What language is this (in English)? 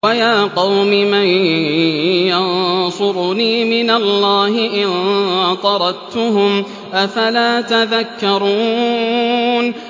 Arabic